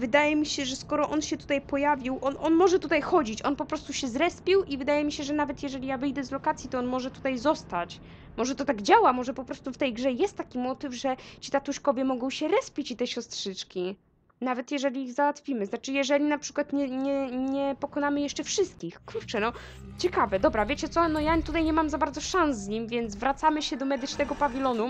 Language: Polish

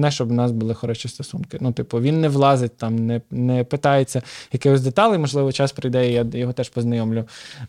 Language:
Ukrainian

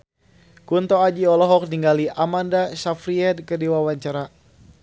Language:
Sundanese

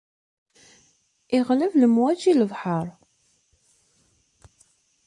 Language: Kabyle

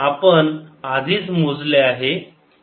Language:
Marathi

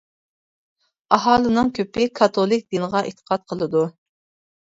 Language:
Uyghur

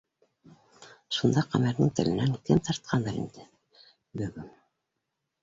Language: Bashkir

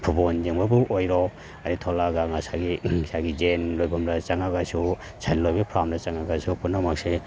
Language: Manipuri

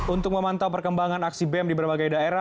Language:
Indonesian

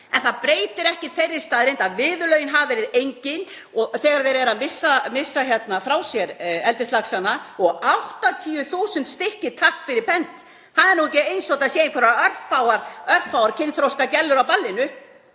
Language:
Icelandic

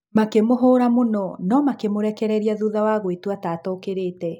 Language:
Kikuyu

